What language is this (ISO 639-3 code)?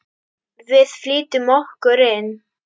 isl